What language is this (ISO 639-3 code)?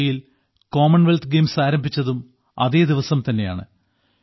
mal